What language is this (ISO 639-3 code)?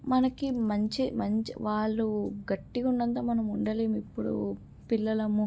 tel